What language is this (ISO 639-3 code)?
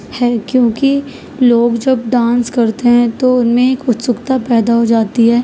urd